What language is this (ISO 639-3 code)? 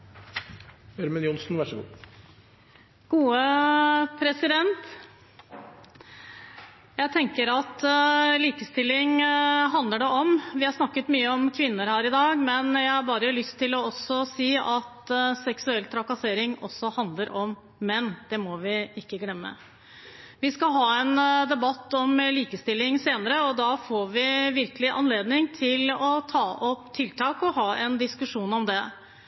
nob